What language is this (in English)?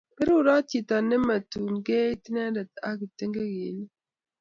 Kalenjin